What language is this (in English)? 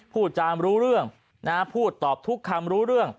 Thai